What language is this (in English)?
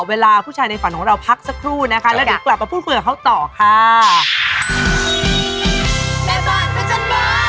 Thai